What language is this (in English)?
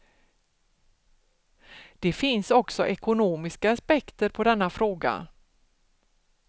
Swedish